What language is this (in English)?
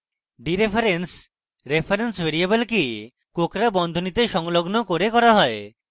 Bangla